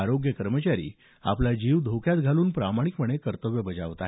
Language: Marathi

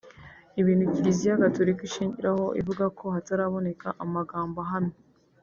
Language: Kinyarwanda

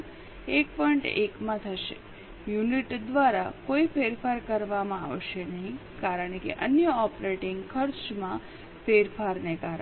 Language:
Gujarati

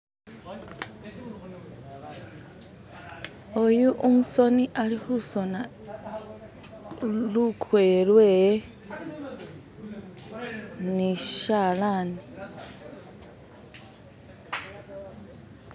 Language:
Masaaba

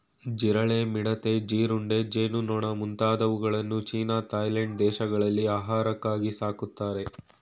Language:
Kannada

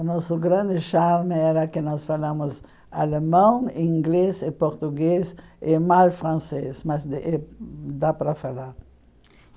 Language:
Portuguese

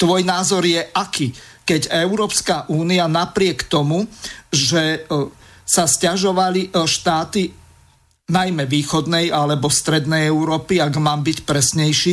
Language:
Slovak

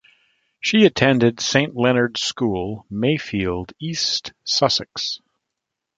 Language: English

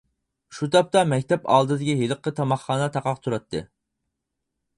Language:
Uyghur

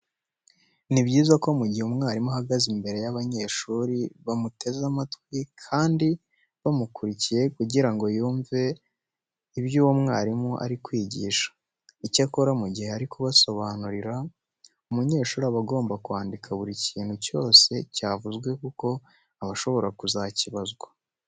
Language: Kinyarwanda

